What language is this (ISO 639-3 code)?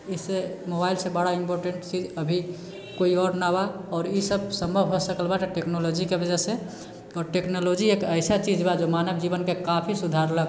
mai